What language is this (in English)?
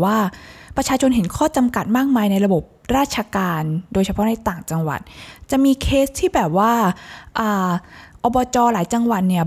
Thai